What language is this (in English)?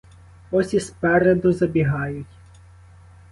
Ukrainian